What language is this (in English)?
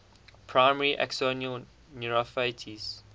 English